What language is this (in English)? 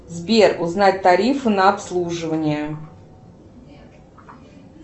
Russian